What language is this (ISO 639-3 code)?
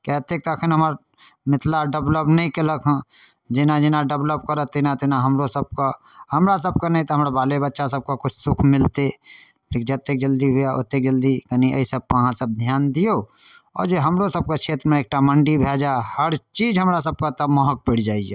mai